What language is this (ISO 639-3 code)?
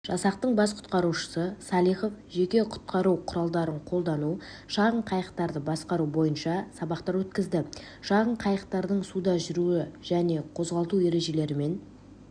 kaz